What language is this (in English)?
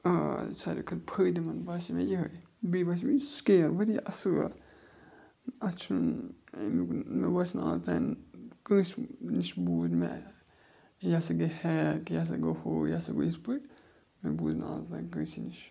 Kashmiri